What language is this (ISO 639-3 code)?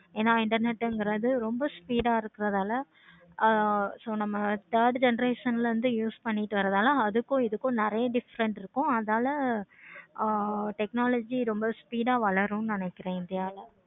tam